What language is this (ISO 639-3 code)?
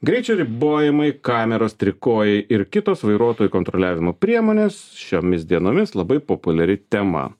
lit